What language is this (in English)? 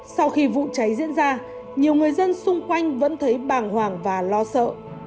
Vietnamese